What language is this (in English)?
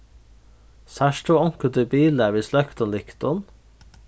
Faroese